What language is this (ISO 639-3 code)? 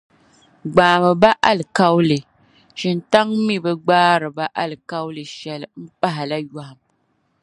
dag